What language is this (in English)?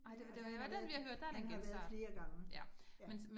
Danish